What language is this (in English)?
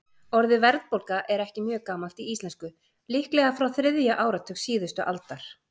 Icelandic